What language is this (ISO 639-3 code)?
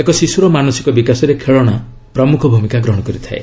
ori